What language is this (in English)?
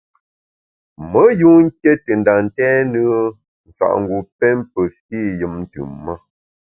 Bamun